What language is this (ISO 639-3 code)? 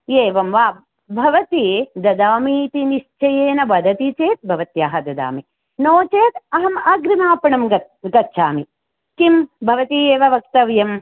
san